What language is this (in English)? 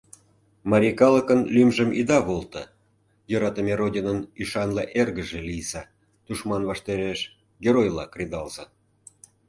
Mari